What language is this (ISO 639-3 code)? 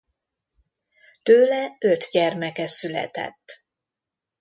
hun